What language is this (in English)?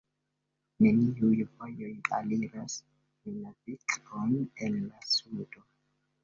Esperanto